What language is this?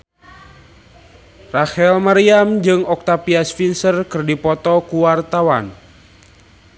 Sundanese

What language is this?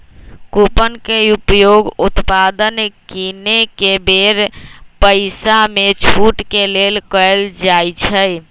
Magahi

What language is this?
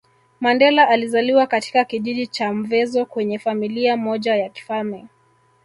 Swahili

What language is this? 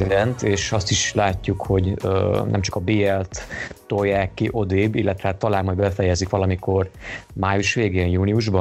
Hungarian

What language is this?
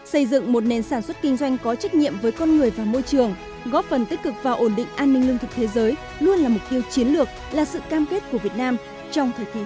Vietnamese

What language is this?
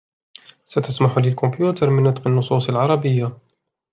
Arabic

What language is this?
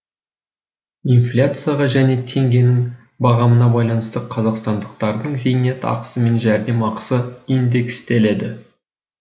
Kazakh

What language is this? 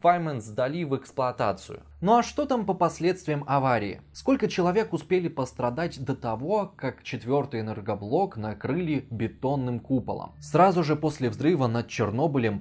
Russian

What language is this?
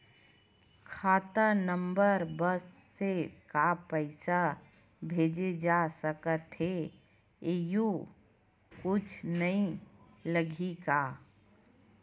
Chhattisgarhi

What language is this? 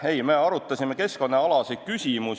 Estonian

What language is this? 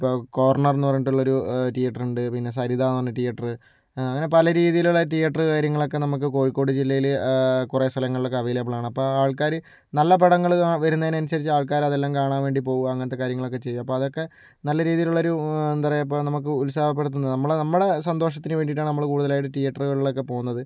Malayalam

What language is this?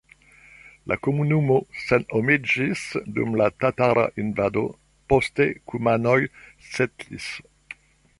Esperanto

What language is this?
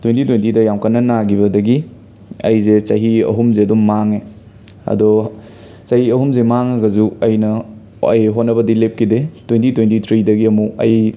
Manipuri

